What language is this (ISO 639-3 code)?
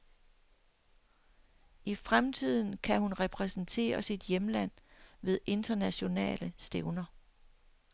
dan